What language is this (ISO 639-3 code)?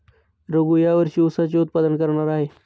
mar